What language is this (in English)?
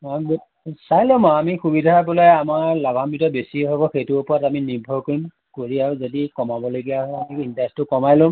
Assamese